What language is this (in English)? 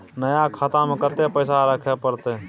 Maithili